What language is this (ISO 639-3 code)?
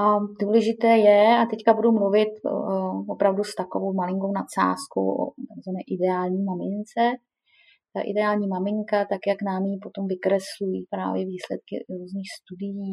ces